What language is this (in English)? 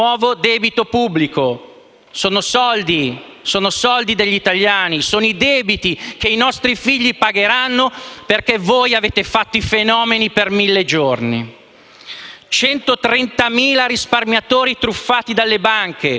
Italian